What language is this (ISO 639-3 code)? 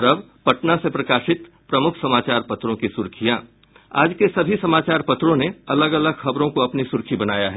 hin